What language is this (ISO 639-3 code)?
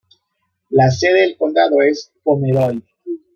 spa